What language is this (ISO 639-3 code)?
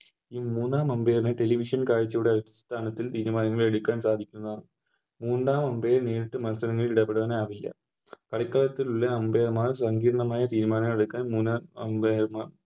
mal